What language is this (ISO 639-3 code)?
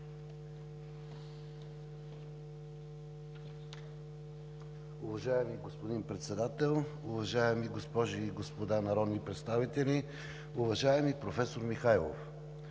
bul